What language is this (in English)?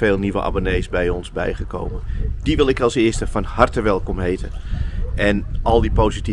Dutch